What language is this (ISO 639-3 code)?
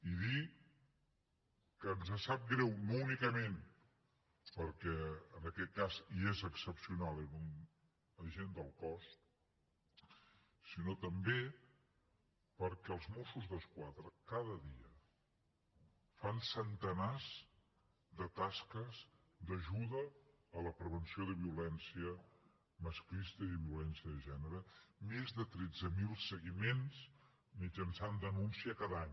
cat